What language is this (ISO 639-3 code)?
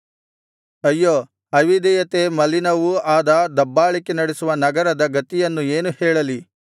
kan